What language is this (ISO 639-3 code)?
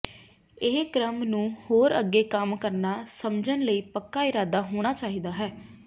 pan